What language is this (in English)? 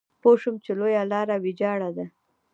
Pashto